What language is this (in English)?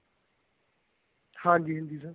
Punjabi